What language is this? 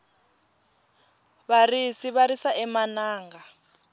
Tsonga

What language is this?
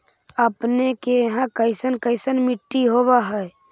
Magahi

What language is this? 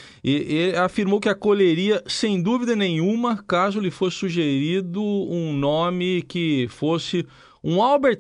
Portuguese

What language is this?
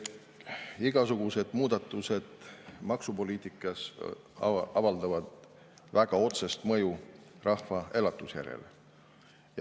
Estonian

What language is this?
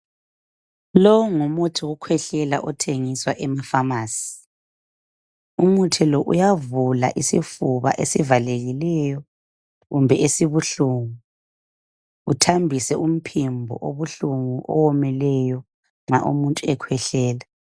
North Ndebele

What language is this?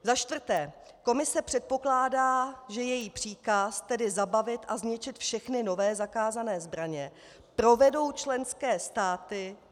Czech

